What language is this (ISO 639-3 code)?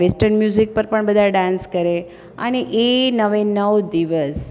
guj